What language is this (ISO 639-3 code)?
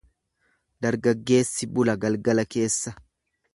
orm